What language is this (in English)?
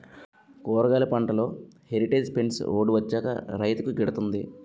Telugu